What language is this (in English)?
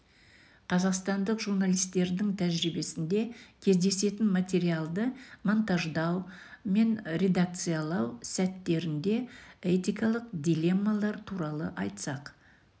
Kazakh